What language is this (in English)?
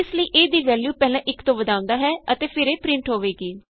Punjabi